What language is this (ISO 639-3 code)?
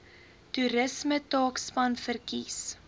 afr